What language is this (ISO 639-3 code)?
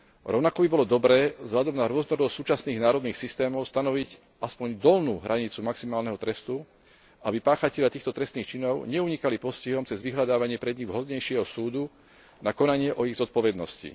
slk